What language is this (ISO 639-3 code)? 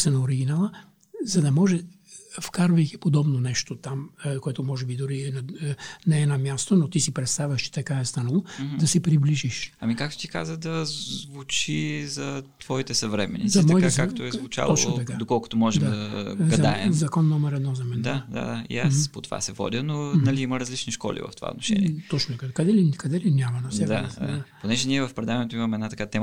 bul